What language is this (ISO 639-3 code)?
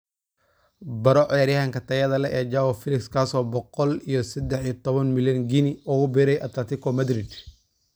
som